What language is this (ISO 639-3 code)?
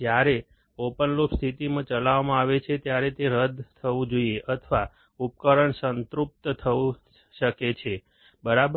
guj